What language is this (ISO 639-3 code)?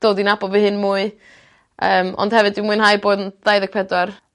cym